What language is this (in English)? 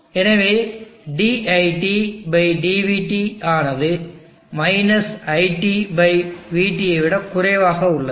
Tamil